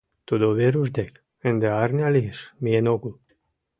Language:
Mari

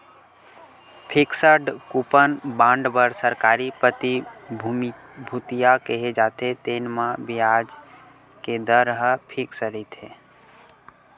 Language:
Chhattisgarhi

